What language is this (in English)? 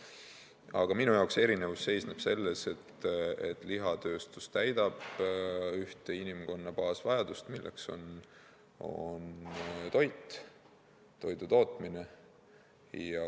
Estonian